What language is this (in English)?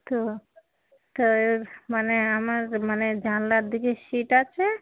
Bangla